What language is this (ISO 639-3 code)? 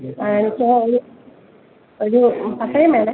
mal